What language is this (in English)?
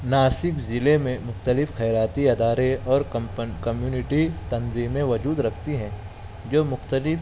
Urdu